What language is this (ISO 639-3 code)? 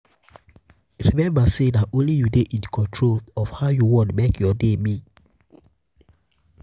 pcm